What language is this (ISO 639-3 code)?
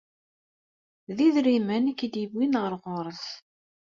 kab